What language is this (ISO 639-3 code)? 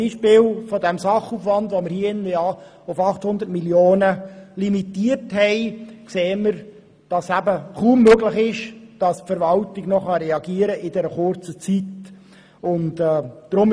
gsw